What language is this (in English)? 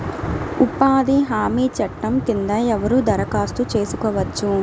Telugu